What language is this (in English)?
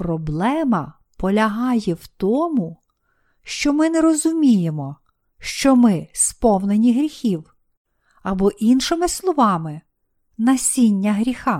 Ukrainian